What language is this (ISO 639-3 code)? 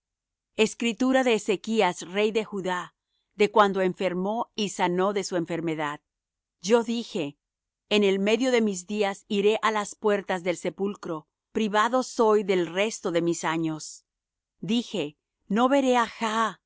spa